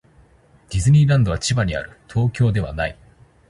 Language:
Japanese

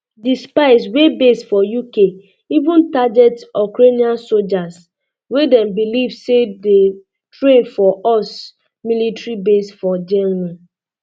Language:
Nigerian Pidgin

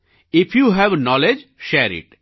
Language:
Gujarati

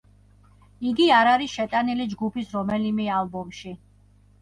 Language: Georgian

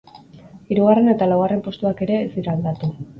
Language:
Basque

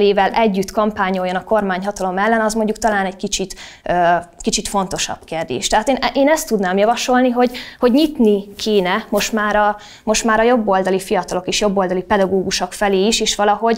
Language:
Hungarian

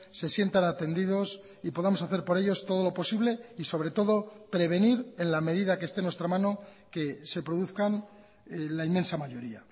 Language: Spanish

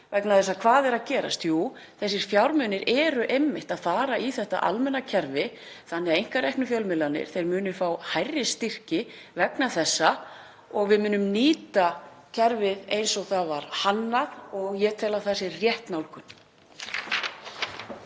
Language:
Icelandic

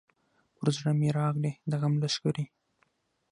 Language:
Pashto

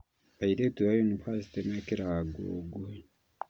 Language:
Kikuyu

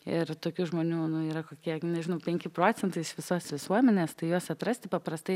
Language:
Lithuanian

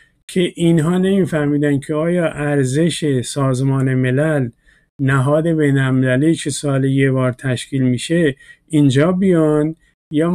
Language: Persian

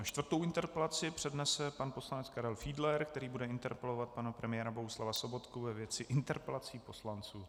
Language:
Czech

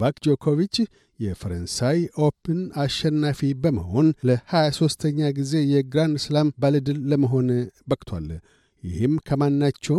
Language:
Amharic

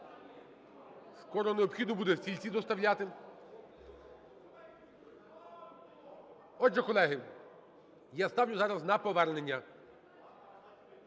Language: Ukrainian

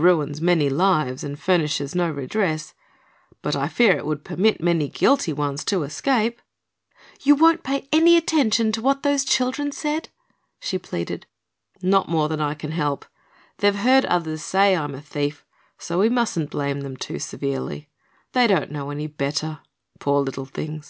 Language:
English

